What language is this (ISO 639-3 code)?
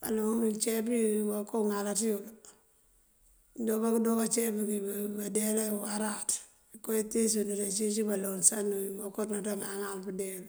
mfv